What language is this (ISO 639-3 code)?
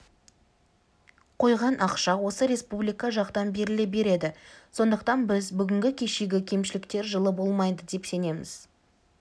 kaz